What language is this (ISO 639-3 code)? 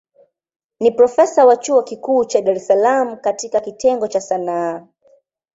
swa